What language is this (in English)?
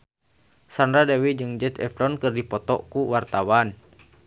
Sundanese